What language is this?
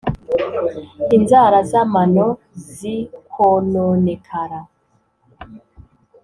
Kinyarwanda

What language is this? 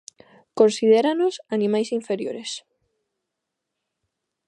Galician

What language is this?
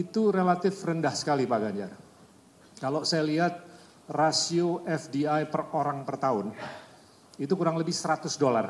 Indonesian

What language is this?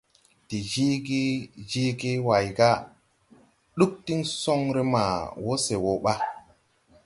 Tupuri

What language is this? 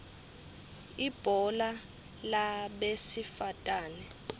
Swati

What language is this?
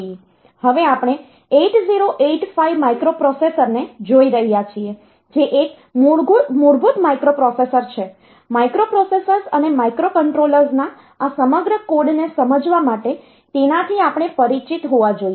Gujarati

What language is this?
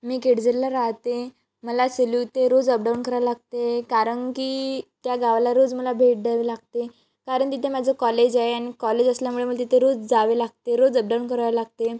Marathi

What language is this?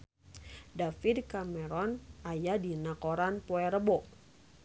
Sundanese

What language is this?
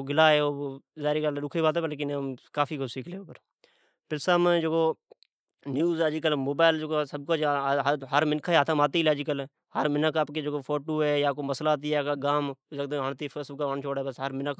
Od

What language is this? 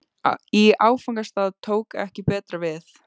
Icelandic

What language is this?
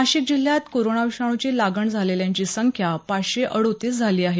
Marathi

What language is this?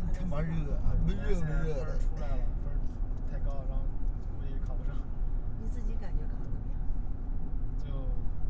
Chinese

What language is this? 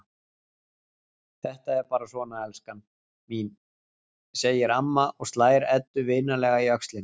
Icelandic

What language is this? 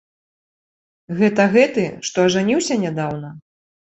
Belarusian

